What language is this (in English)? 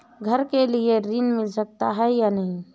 Hindi